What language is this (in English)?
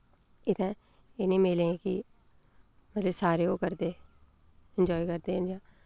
Dogri